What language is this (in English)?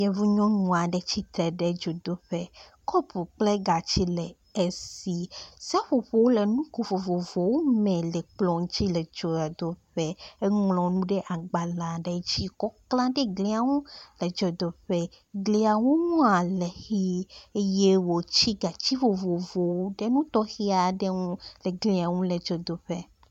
Ewe